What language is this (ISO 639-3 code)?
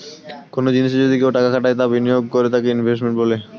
ben